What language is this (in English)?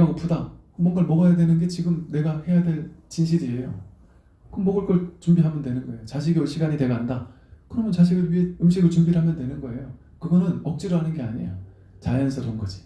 Korean